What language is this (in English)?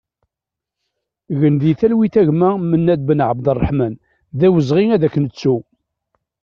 Kabyle